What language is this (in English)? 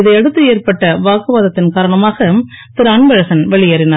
Tamil